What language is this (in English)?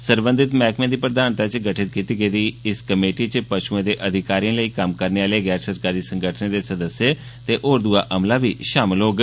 Dogri